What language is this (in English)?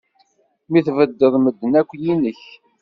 Kabyle